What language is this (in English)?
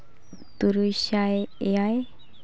Santali